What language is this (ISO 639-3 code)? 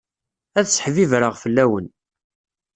kab